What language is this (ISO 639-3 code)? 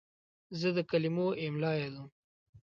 pus